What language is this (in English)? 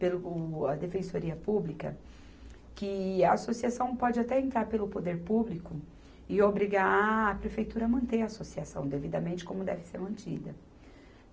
Portuguese